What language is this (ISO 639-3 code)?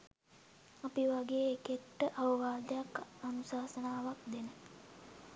sin